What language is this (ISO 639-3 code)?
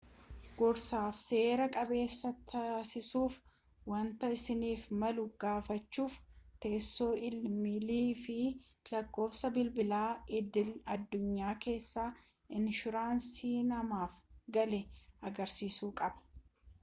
orm